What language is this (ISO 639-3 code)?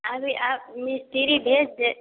hin